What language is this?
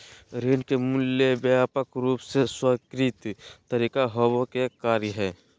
Magahi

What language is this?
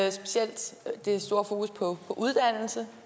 Danish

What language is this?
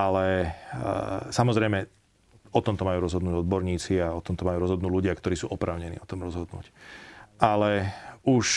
Slovak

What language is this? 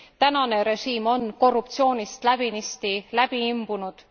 Estonian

